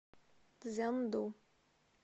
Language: Russian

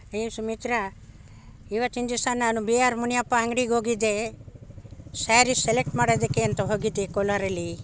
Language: Kannada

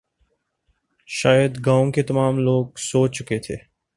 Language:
Urdu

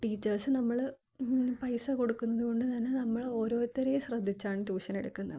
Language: Malayalam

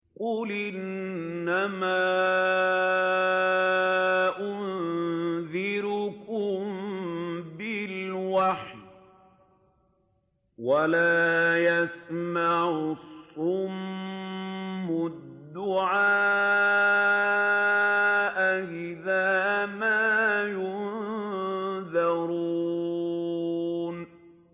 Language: Arabic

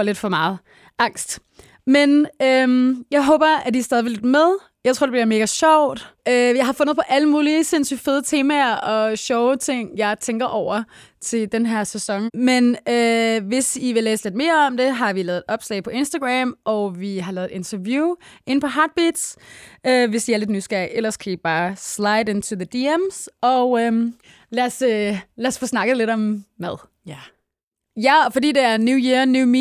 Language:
Danish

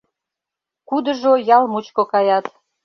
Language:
Mari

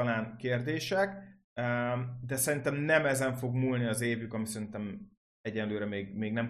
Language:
Hungarian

